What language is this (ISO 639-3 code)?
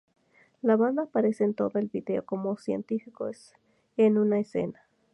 spa